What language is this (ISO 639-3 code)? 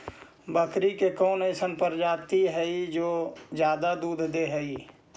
mag